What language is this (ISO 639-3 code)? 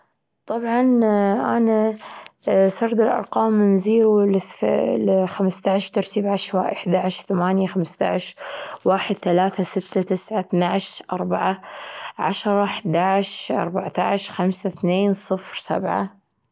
afb